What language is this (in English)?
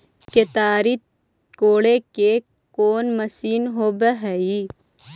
Magahi